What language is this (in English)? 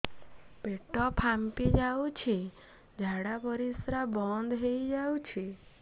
Odia